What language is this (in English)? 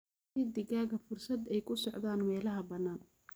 Somali